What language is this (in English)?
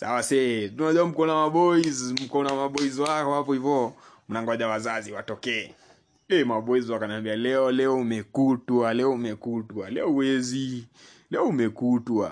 Swahili